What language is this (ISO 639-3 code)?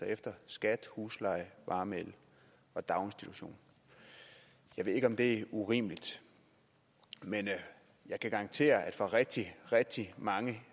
dan